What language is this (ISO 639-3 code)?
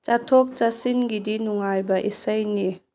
mni